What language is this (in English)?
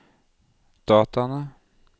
Norwegian